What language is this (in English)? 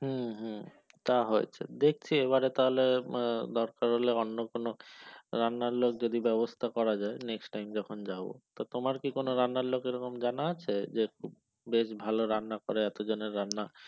Bangla